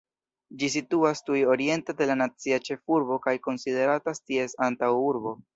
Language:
Esperanto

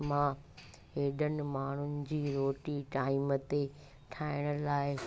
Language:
Sindhi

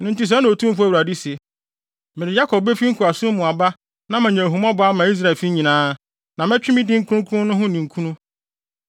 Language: Akan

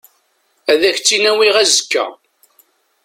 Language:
Kabyle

